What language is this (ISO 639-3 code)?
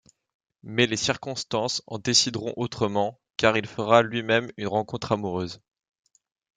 fra